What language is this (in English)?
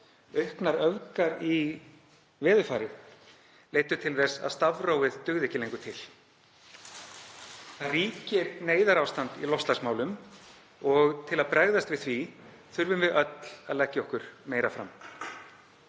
Icelandic